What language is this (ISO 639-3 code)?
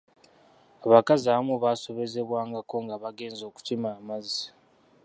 lug